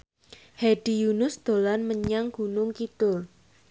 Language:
Javanese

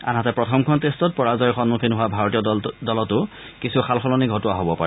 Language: Assamese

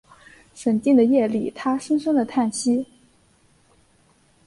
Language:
Chinese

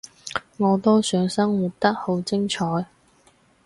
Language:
Cantonese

